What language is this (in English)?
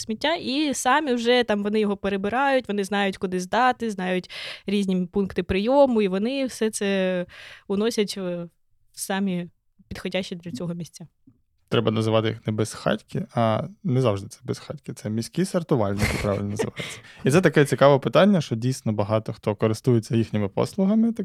Ukrainian